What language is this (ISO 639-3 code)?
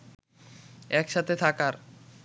ben